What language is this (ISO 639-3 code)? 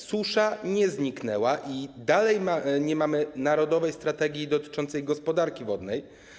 pol